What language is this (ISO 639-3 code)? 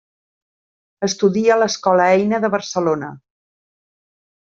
cat